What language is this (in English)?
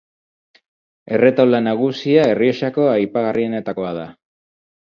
Basque